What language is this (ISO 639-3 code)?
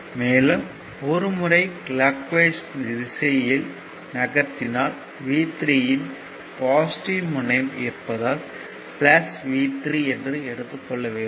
tam